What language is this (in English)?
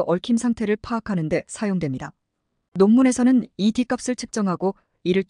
Korean